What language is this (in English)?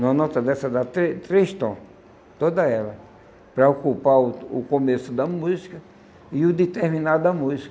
Portuguese